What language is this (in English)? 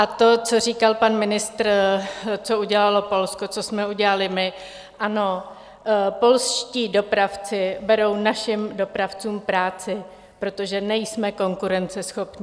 Czech